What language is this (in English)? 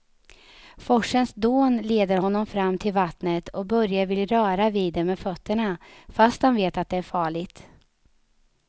Swedish